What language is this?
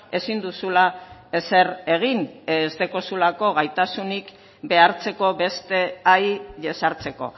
Basque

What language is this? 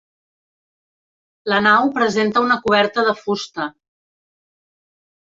Catalan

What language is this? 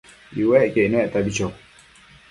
Matsés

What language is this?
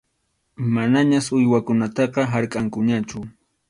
Arequipa-La Unión Quechua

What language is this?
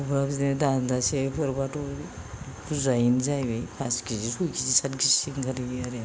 Bodo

